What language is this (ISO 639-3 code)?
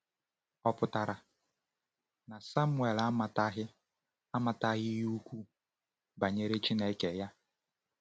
ibo